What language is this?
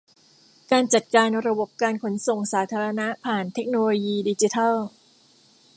Thai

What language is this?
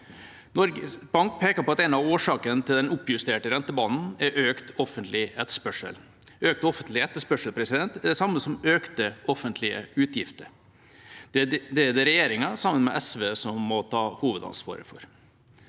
Norwegian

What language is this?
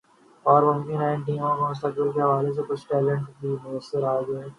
Urdu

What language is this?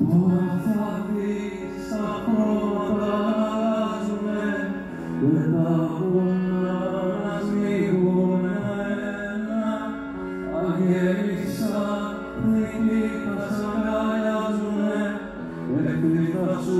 Greek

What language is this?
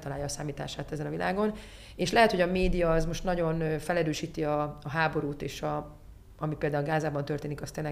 Hungarian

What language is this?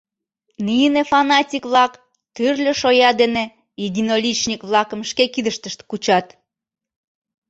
Mari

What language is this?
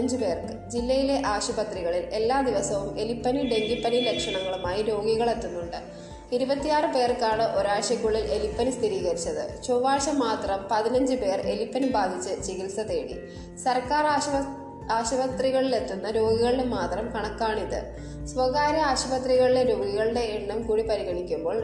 Malayalam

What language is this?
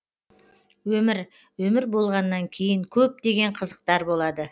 Kazakh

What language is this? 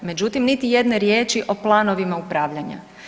Croatian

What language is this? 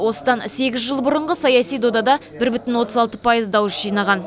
Kazakh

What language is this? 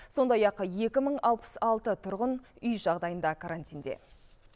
Kazakh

